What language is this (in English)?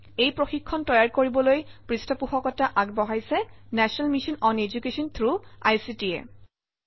Assamese